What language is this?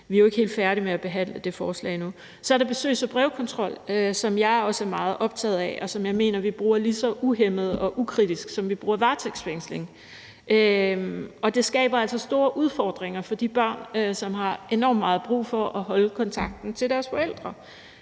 Danish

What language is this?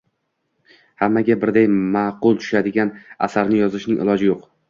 Uzbek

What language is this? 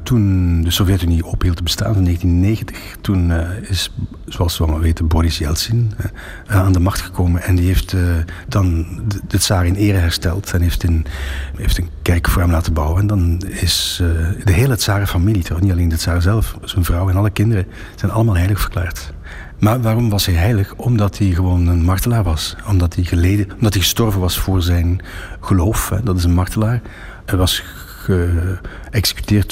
Dutch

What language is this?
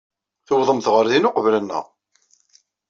Kabyle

